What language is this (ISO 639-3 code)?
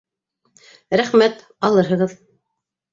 bak